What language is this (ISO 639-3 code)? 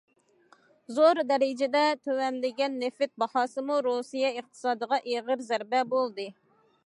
uig